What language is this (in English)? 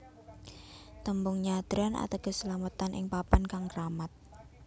Javanese